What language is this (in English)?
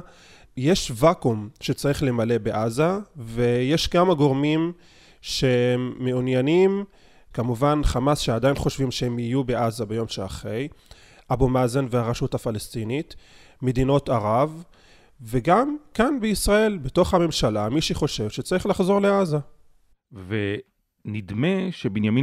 Hebrew